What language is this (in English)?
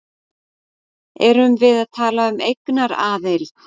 Icelandic